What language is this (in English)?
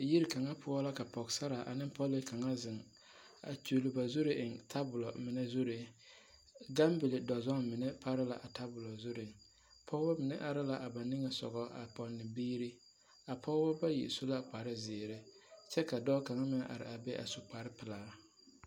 Southern Dagaare